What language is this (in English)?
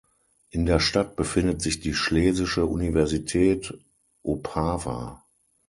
German